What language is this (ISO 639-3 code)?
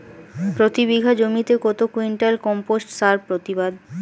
ben